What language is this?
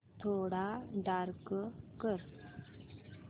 Marathi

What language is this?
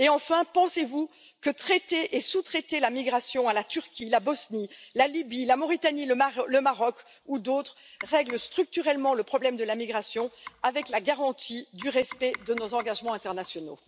French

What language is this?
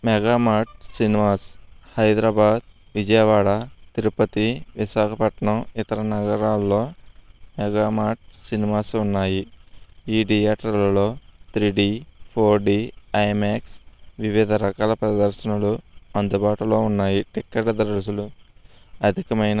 Telugu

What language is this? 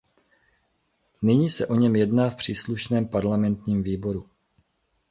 Czech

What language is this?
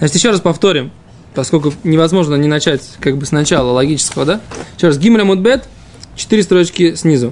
Russian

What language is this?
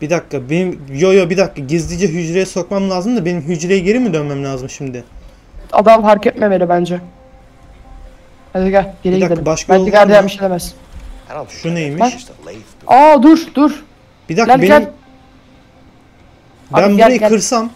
Turkish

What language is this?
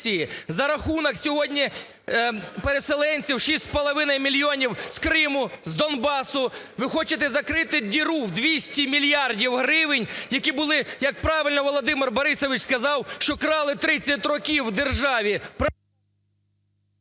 Ukrainian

